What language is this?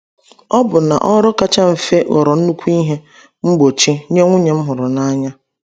Igbo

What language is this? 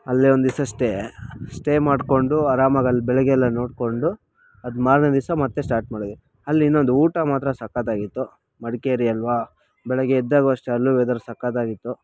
Kannada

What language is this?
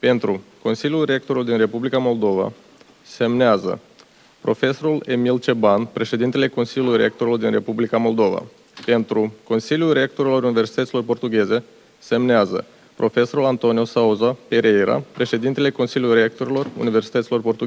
Romanian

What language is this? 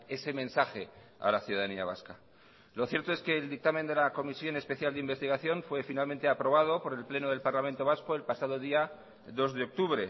Spanish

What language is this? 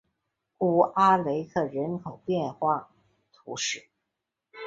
Chinese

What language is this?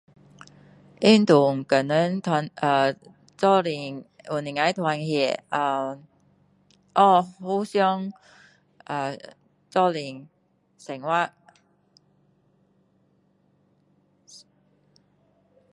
Min Dong Chinese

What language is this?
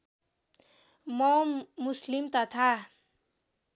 Nepali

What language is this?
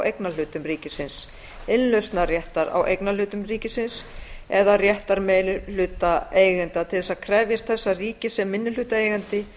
Icelandic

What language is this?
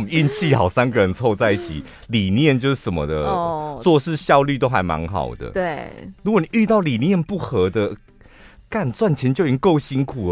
Chinese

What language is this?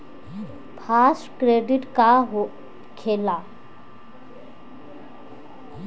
Bhojpuri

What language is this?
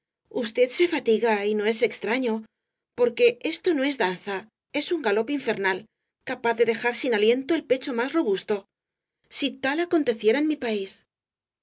Spanish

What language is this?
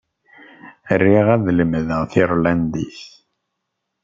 Kabyle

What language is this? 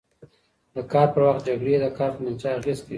Pashto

